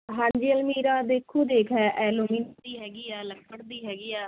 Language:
Punjabi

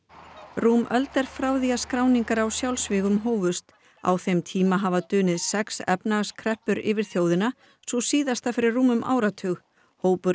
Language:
Icelandic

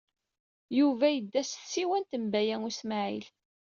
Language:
Kabyle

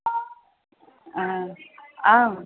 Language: Sanskrit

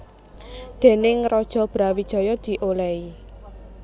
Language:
Javanese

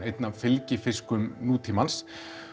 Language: Icelandic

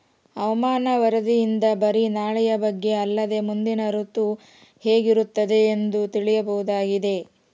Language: Kannada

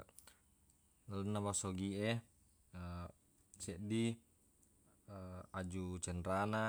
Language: Buginese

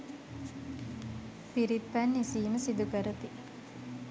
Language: Sinhala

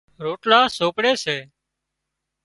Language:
Wadiyara Koli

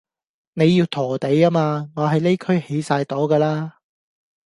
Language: Cantonese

